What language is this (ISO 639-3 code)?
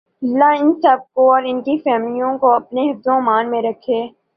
urd